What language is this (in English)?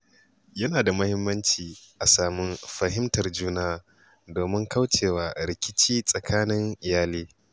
Hausa